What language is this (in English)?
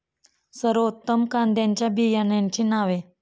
Marathi